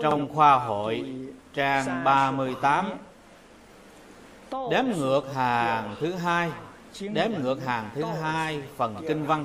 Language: Vietnamese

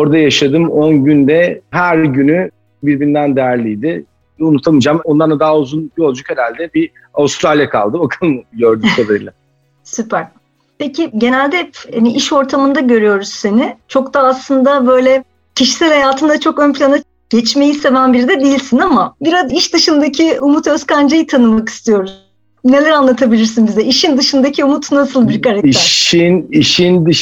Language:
Turkish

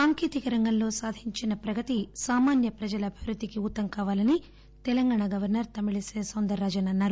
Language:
Telugu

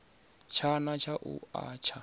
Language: Venda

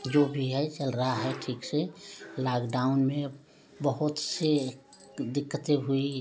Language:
Hindi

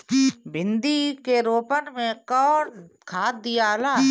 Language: Bhojpuri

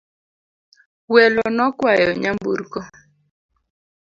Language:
Luo (Kenya and Tanzania)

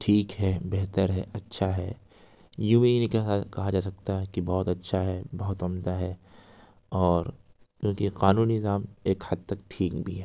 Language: Urdu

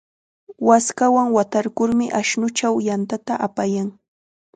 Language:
Chiquián Ancash Quechua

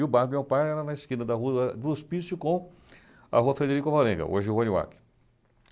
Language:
Portuguese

